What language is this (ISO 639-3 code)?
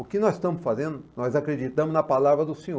por